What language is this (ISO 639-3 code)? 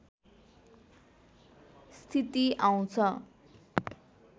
nep